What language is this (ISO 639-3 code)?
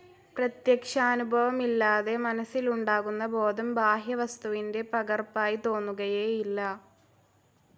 mal